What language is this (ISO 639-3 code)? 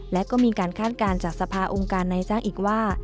tha